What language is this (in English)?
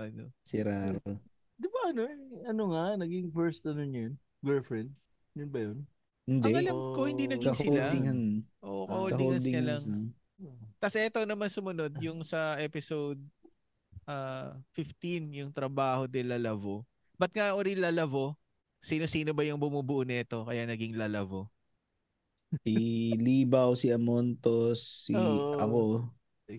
Filipino